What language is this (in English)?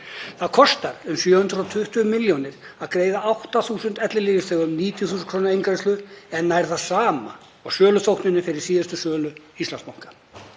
Icelandic